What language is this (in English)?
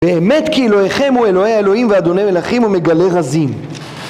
Hebrew